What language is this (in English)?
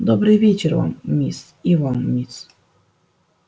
Russian